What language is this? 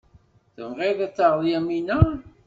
Kabyle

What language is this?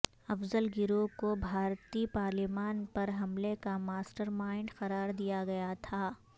Urdu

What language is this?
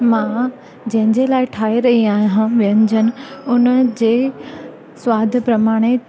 Sindhi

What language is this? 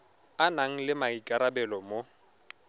Tswana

